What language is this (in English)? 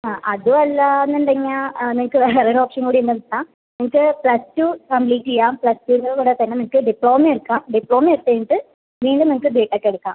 Malayalam